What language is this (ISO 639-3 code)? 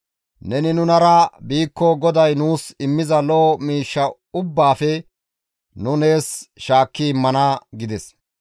gmv